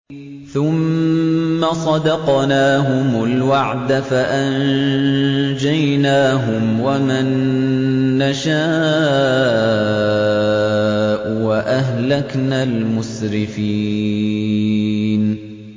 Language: Arabic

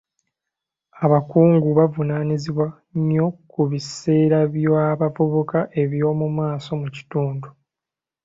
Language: Ganda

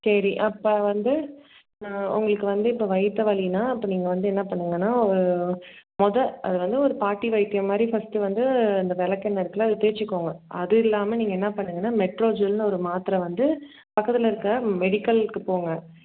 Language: Tamil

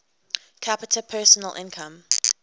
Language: English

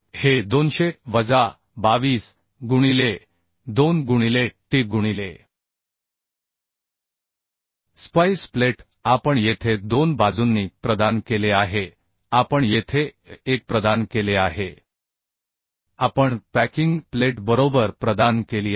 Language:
Marathi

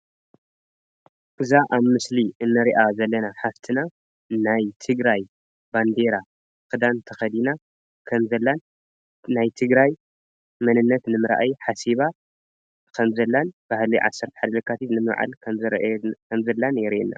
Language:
Tigrinya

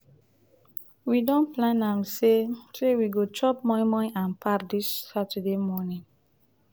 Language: Nigerian Pidgin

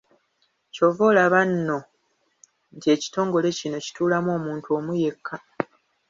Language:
Ganda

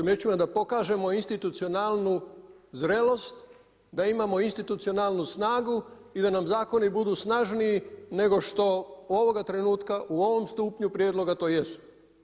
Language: Croatian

